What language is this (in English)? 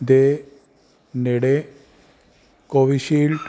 Punjabi